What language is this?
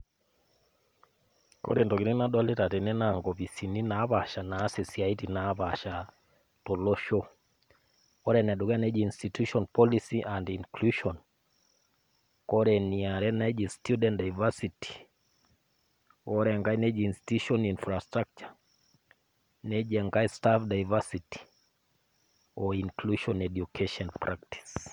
Masai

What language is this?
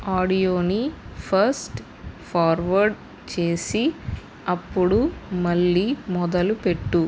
Telugu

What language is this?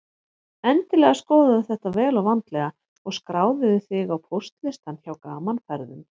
Icelandic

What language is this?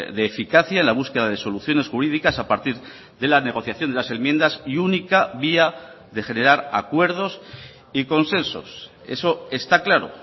Spanish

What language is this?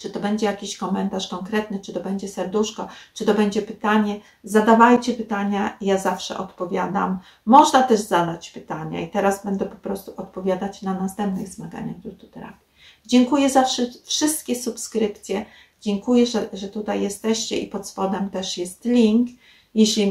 Polish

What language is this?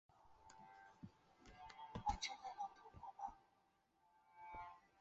Chinese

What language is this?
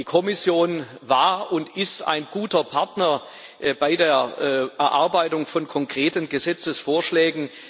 German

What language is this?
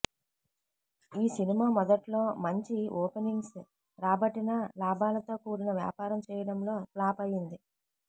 Telugu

